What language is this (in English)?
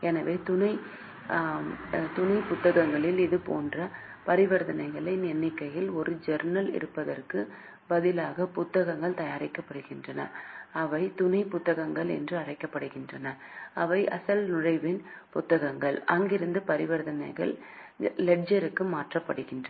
Tamil